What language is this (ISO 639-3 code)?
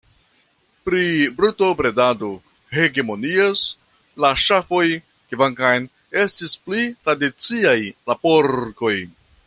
epo